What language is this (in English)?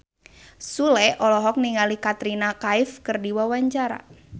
Sundanese